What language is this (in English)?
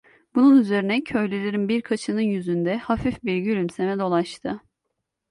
Turkish